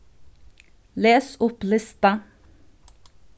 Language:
Faroese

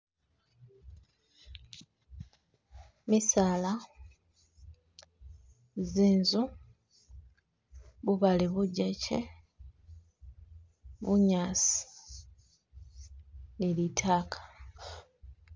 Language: Masaaba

